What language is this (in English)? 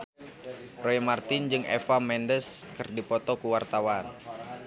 Sundanese